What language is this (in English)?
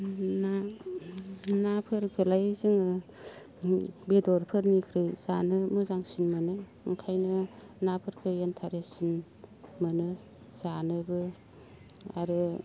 Bodo